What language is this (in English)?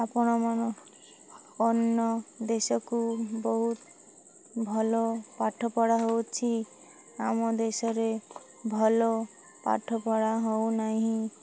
Odia